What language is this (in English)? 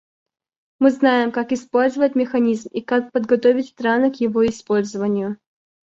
Russian